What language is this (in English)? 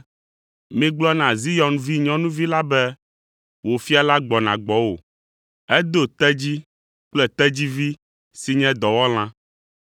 Ewe